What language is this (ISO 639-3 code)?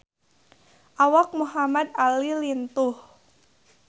sun